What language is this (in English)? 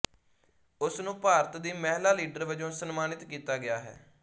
Punjabi